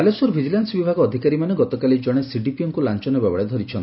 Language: Odia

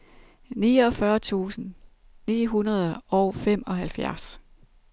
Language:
Danish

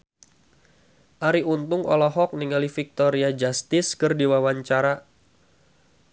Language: Sundanese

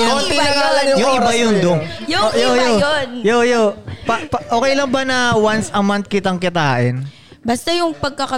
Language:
Filipino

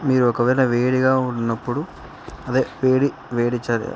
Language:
Telugu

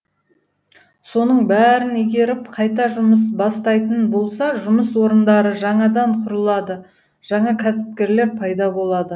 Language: Kazakh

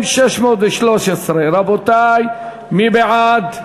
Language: Hebrew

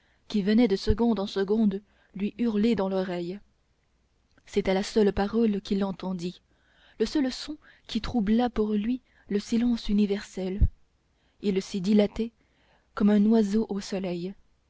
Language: French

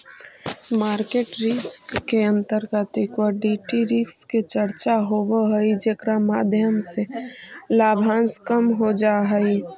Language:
Magahi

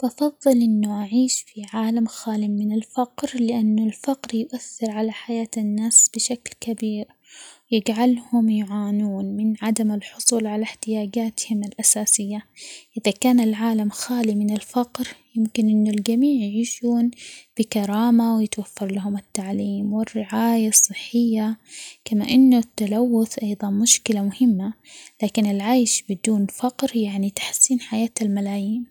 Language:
Omani Arabic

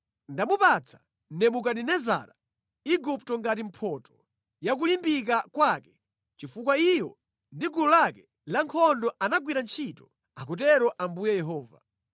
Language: Nyanja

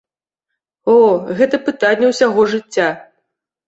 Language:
Belarusian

